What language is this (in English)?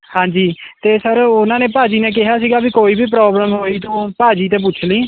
Punjabi